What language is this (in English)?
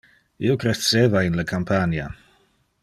Interlingua